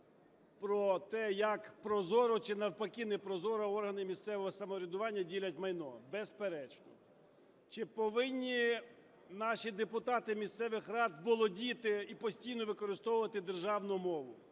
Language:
Ukrainian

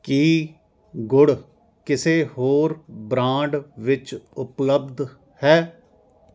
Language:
Punjabi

